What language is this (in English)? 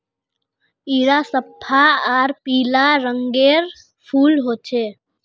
Magahi